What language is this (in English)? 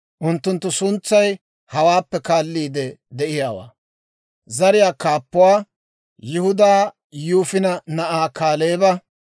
Dawro